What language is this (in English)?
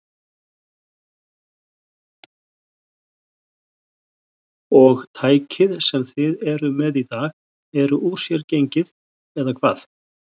Icelandic